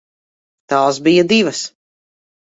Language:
Latvian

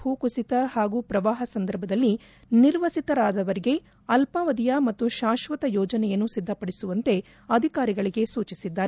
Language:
Kannada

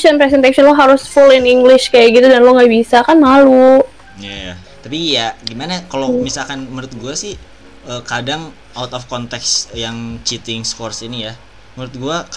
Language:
Indonesian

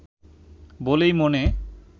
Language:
Bangla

